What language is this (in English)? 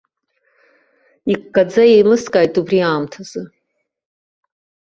Abkhazian